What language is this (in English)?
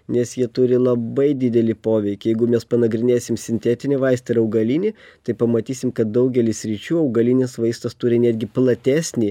Lithuanian